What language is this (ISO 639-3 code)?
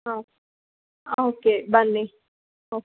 kan